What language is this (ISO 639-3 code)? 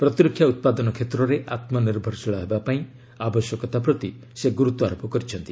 ori